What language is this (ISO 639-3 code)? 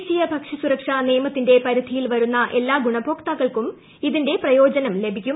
mal